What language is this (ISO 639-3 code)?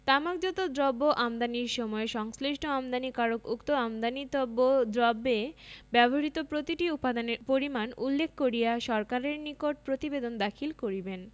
ben